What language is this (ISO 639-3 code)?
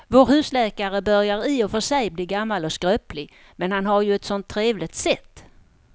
swe